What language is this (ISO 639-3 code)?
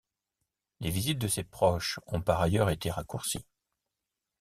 fra